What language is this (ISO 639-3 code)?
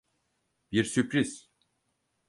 tur